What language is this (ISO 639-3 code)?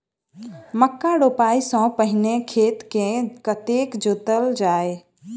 mai